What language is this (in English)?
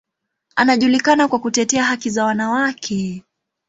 Swahili